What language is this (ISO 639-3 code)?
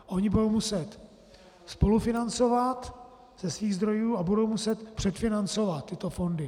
ces